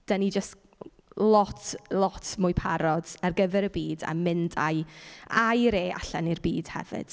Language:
Welsh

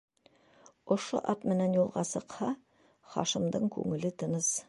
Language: Bashkir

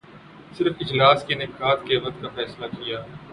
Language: Urdu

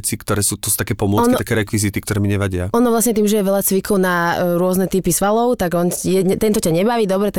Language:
Slovak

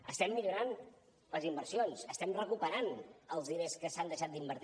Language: Catalan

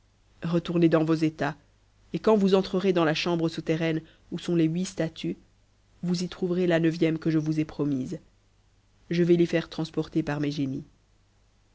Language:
French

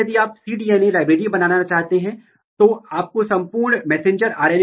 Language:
Hindi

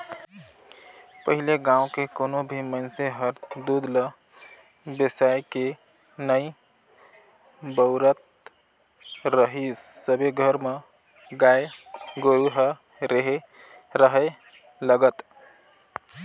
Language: Chhattisgarhi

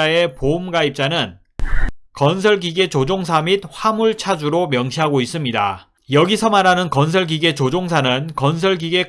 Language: Korean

